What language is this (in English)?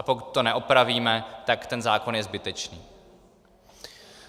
Czech